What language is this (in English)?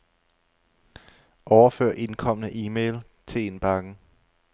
Danish